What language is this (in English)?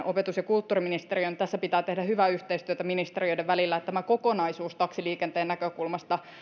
Finnish